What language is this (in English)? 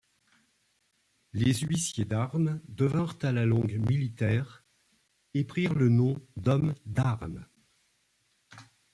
French